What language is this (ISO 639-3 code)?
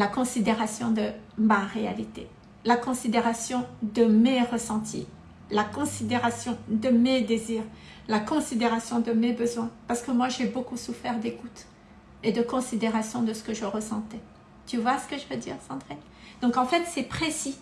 fra